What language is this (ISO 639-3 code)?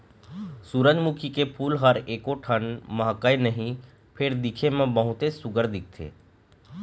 hne